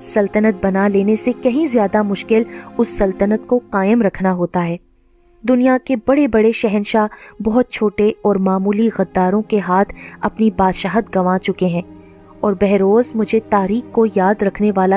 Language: Urdu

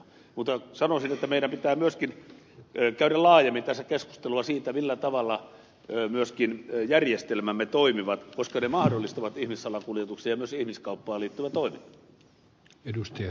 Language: Finnish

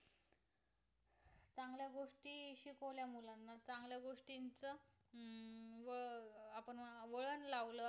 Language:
Marathi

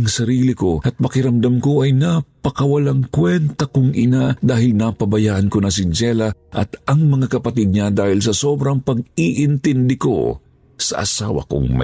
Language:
Filipino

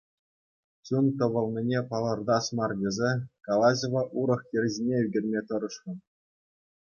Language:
Chuvash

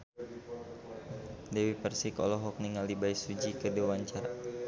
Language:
Sundanese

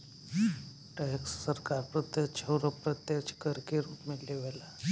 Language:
Bhojpuri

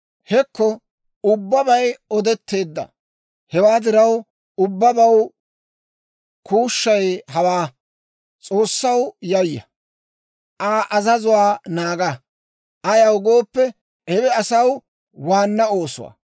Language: Dawro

